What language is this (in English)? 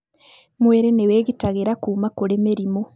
Kikuyu